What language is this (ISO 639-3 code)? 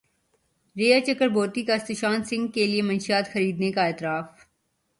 urd